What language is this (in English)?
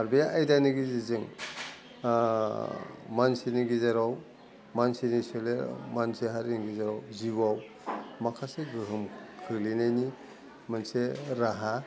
Bodo